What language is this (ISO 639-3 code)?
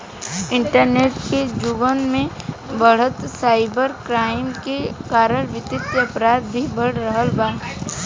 bho